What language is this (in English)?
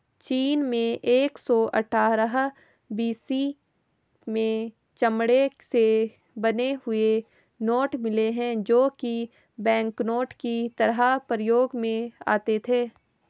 Hindi